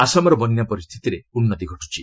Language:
Odia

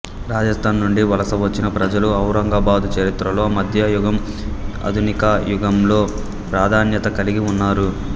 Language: Telugu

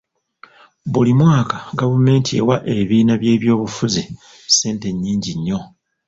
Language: Ganda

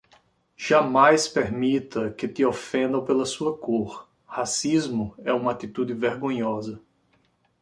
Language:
Portuguese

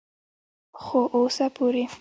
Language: Pashto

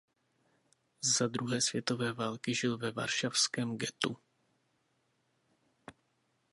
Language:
Czech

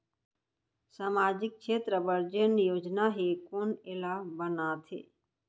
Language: Chhattisgarhi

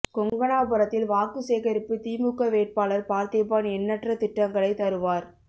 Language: Tamil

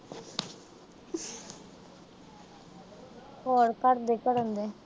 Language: Punjabi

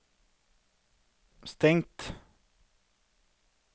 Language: Norwegian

